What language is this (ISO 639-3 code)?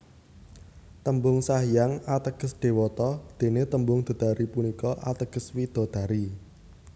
jav